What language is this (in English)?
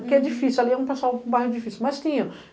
Portuguese